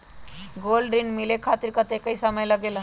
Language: Magahi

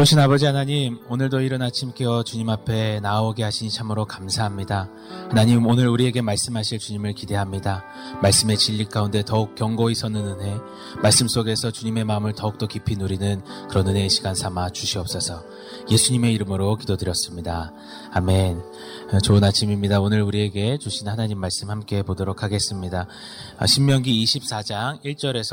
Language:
Korean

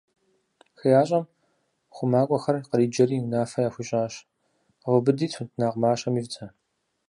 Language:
Kabardian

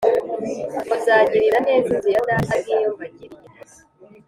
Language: Kinyarwanda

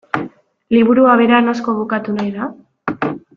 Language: Basque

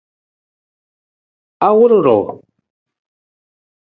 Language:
Nawdm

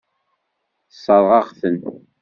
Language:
Kabyle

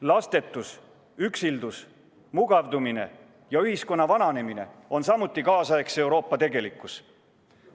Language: Estonian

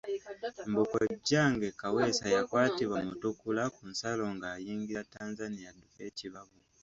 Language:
Ganda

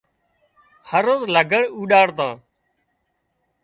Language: Wadiyara Koli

